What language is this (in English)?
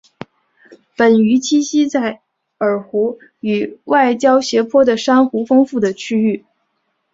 Chinese